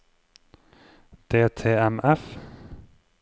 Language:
Norwegian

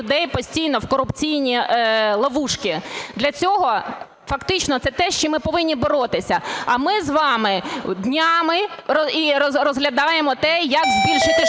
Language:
Ukrainian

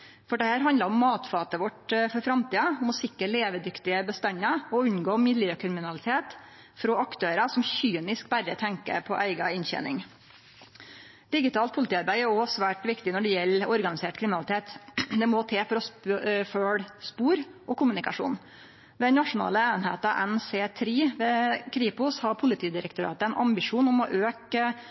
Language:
Norwegian Nynorsk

